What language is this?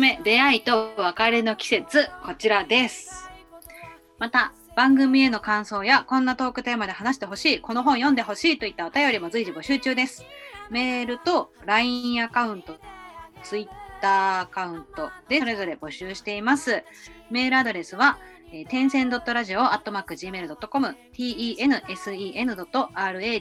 Japanese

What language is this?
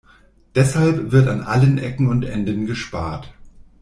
German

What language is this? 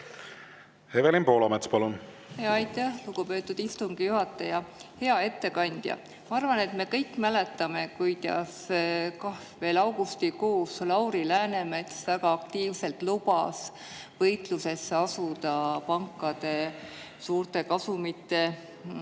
Estonian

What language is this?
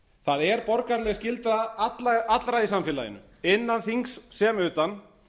Icelandic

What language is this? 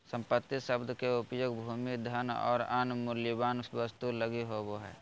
Magahi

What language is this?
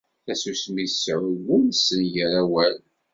Kabyle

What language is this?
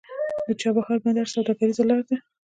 Pashto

